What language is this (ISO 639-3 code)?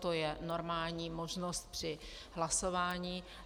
ces